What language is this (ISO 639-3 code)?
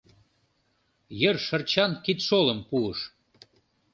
chm